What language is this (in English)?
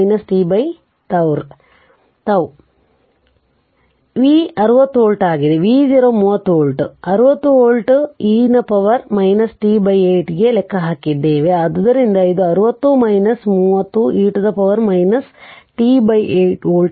Kannada